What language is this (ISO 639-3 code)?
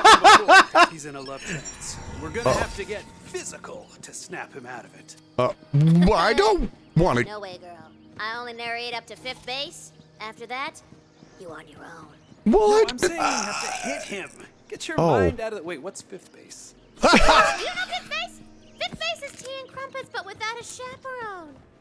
eng